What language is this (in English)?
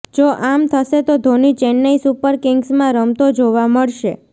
Gujarati